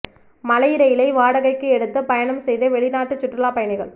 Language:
Tamil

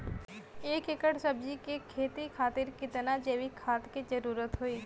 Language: Bhojpuri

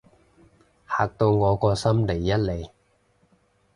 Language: Cantonese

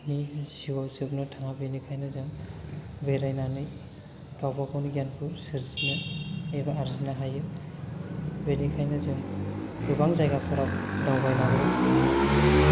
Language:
Bodo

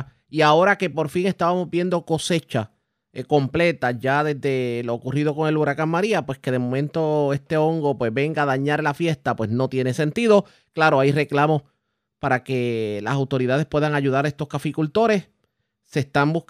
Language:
Spanish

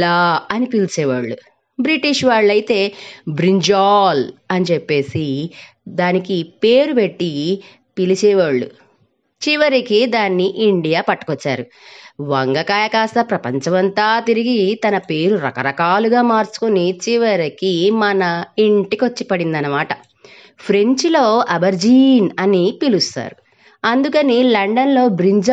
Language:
Telugu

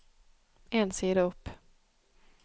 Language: Norwegian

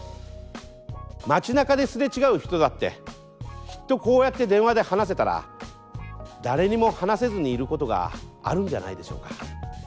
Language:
Japanese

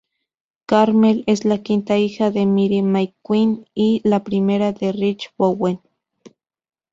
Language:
Spanish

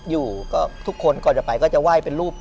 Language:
Thai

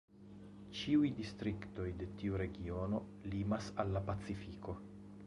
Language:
Esperanto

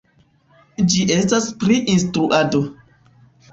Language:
Esperanto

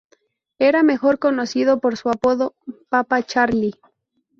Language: Spanish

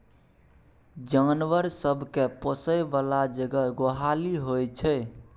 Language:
Maithili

